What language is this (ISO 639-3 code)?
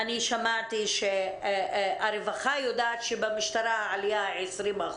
heb